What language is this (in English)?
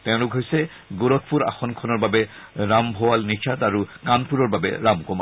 Assamese